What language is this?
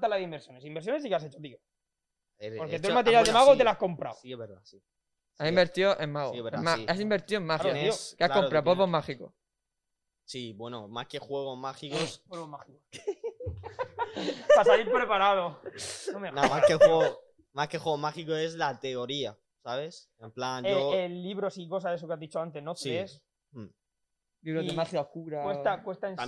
Spanish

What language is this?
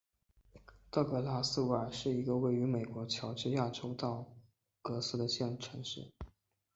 Chinese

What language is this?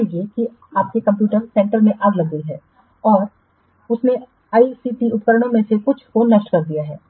Hindi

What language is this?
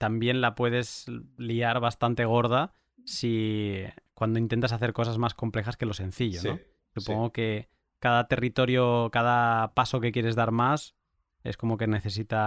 Spanish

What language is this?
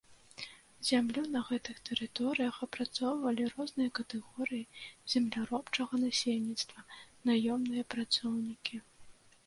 Belarusian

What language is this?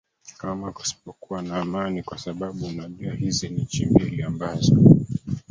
Swahili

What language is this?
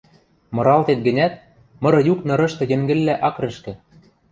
Western Mari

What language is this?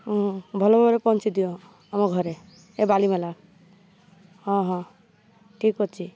Odia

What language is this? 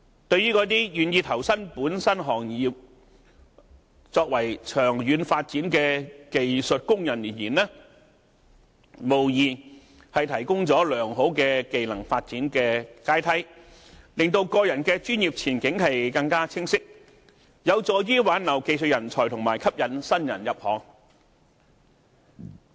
Cantonese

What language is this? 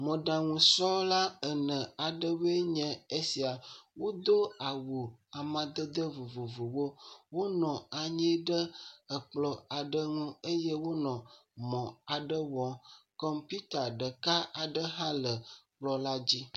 Ewe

